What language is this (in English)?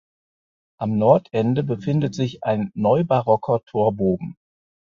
German